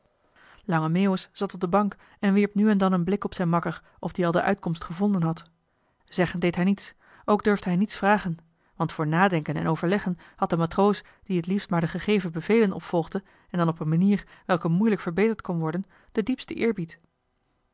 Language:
Dutch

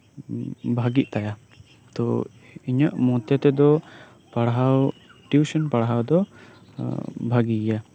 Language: Santali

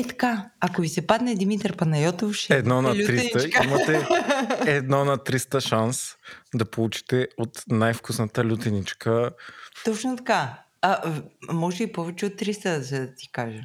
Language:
Bulgarian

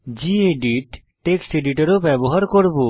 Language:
Bangla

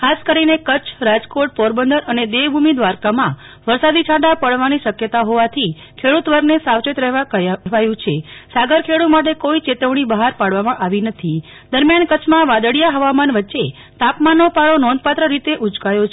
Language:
Gujarati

